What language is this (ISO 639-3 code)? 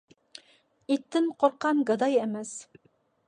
uig